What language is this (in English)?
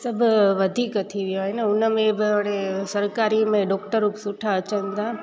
Sindhi